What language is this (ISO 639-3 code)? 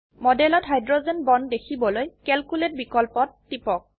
asm